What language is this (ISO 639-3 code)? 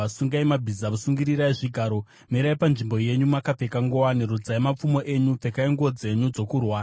sna